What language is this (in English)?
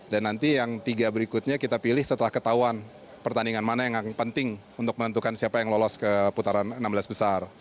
Indonesian